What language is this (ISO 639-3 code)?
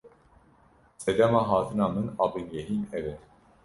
kur